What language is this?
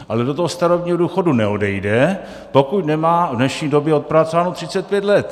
Czech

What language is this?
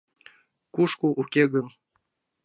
Mari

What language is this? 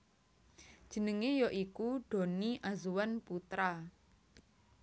Javanese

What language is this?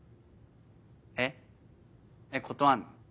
Japanese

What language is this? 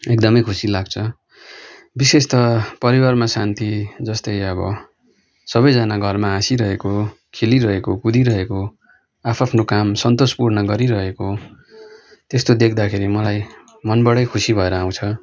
Nepali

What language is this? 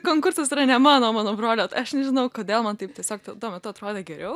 Lithuanian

